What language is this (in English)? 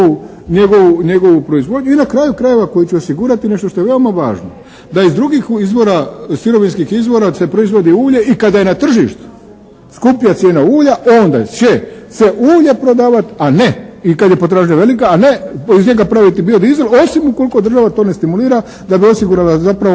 Croatian